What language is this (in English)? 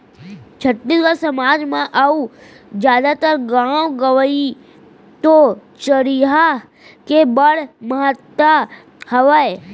Chhattisgarhi